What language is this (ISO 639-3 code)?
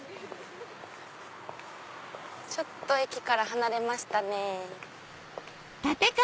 jpn